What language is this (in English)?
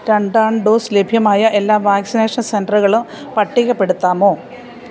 Malayalam